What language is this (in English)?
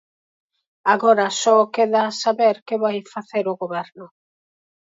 Galician